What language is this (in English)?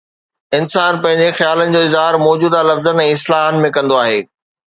Sindhi